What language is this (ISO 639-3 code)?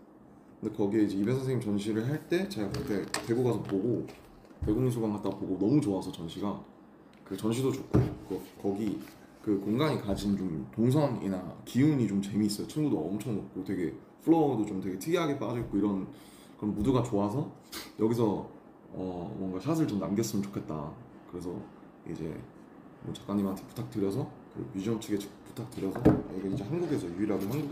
kor